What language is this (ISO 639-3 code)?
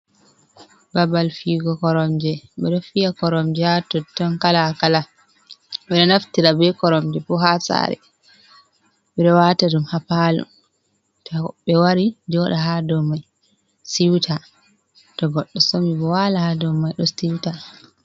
ful